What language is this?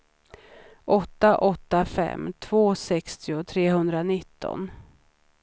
Swedish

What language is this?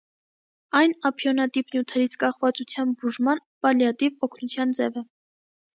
Armenian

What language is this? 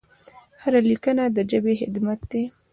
Pashto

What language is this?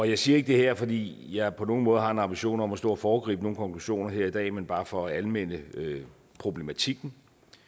Danish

